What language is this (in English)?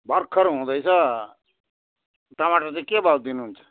Nepali